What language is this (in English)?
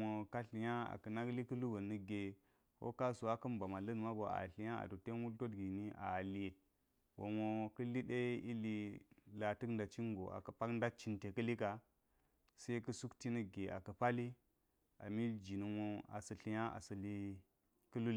Geji